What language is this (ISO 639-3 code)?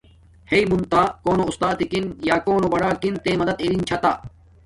dmk